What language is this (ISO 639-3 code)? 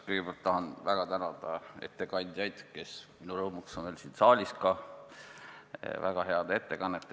est